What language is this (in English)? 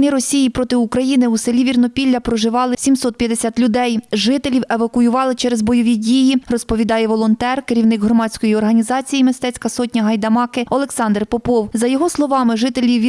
Ukrainian